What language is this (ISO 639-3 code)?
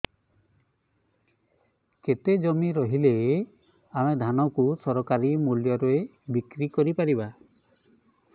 ori